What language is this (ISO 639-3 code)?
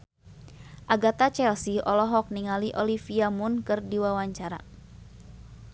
sun